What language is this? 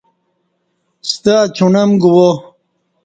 Kati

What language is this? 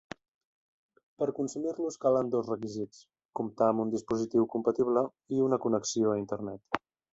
Catalan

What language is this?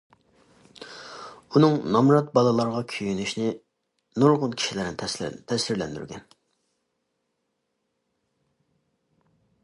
Uyghur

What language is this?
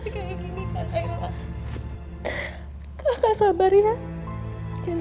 Indonesian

